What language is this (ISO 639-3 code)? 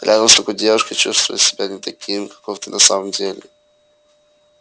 rus